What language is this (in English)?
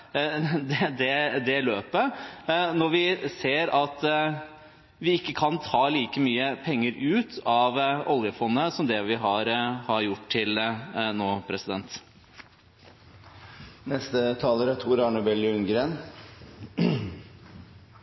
Norwegian Bokmål